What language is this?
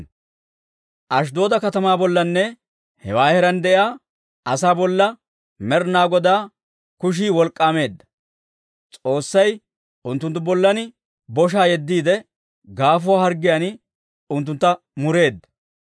Dawro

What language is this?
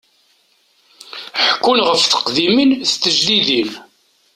Kabyle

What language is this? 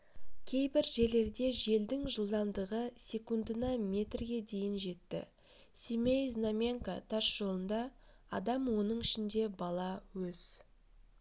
Kazakh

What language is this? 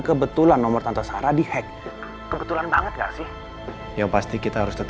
Indonesian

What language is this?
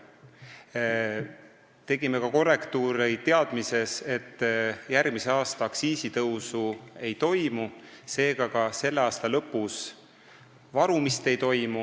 Estonian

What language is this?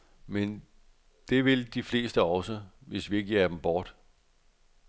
Danish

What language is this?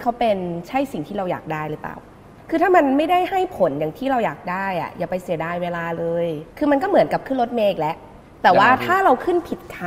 Thai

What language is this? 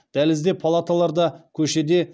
Kazakh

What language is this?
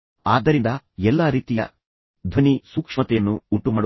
Kannada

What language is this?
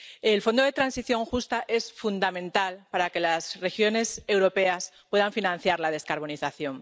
Spanish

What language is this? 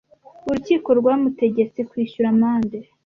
Kinyarwanda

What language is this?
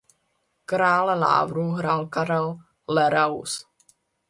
Czech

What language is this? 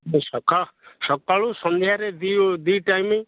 Odia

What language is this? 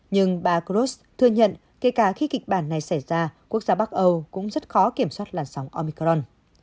Vietnamese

